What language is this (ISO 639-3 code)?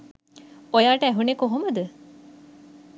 sin